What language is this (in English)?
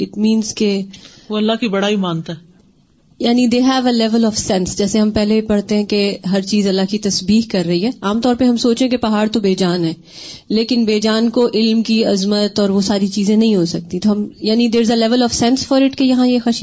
Urdu